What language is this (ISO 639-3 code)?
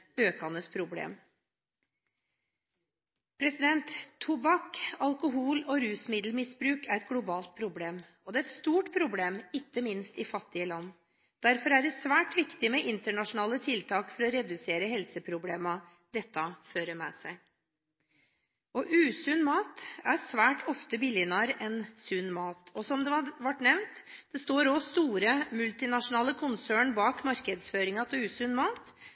nob